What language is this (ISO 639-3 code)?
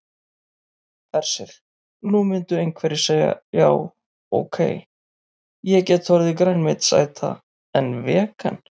isl